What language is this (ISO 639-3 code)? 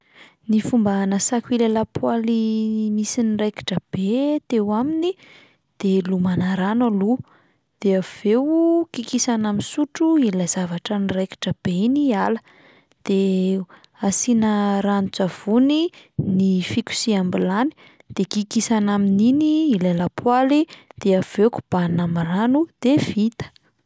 mlg